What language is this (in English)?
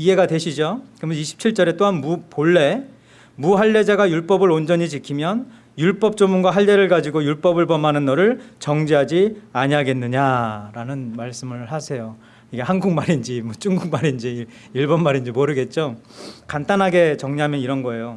Korean